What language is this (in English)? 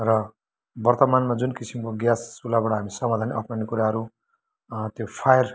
Nepali